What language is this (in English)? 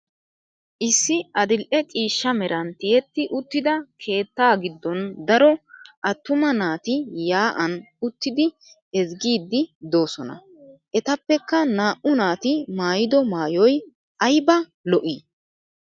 Wolaytta